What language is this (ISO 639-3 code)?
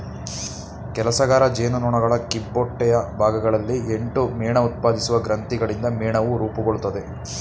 kan